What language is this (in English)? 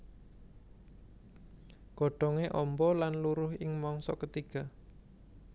Javanese